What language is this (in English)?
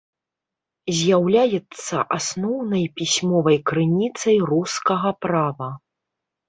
Belarusian